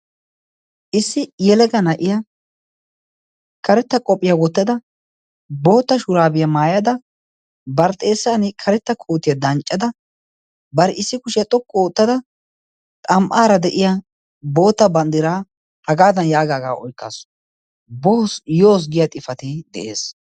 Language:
Wolaytta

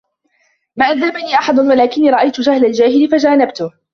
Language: Arabic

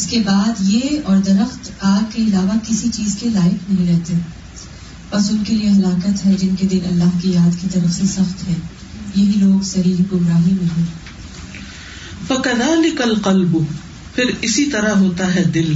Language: Urdu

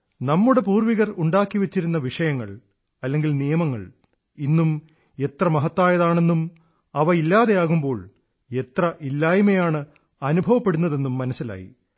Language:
Malayalam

